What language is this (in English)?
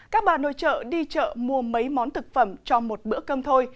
Vietnamese